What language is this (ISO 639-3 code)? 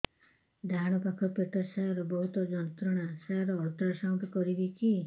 ori